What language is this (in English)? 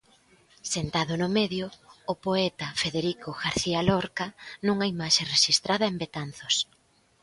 Galician